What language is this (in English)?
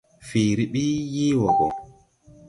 Tupuri